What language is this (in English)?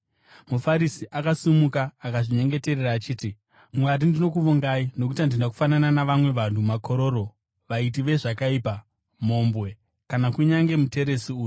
Shona